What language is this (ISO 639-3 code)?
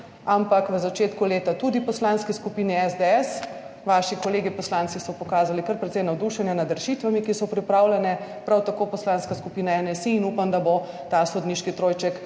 slv